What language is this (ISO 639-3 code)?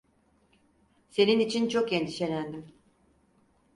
tur